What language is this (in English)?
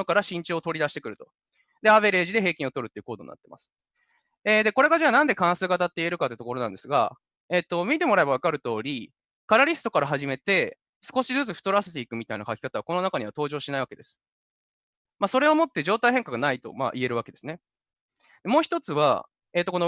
Japanese